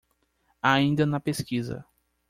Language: Portuguese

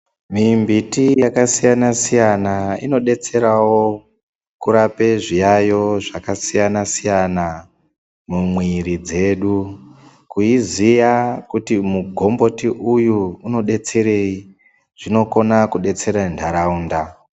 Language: Ndau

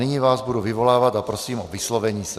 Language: Czech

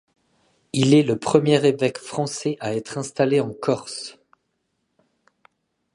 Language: French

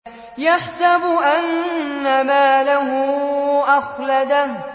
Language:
Arabic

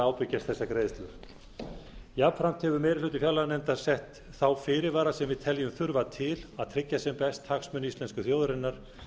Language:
Icelandic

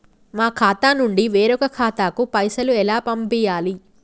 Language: Telugu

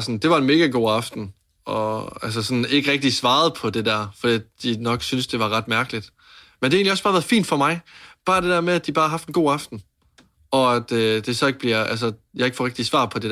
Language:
Danish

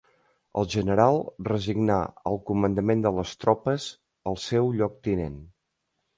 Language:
Catalan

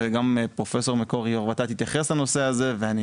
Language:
Hebrew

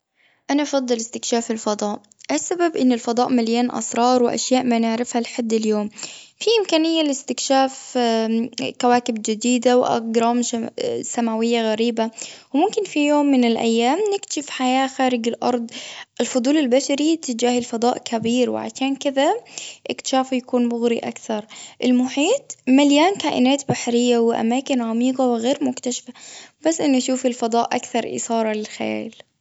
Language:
Gulf Arabic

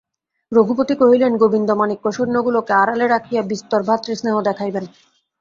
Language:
Bangla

